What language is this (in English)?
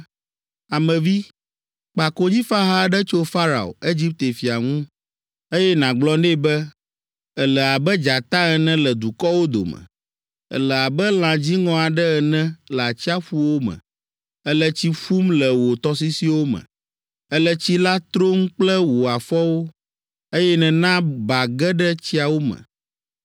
Ewe